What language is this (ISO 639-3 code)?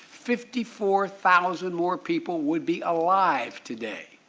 eng